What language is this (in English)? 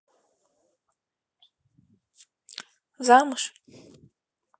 Russian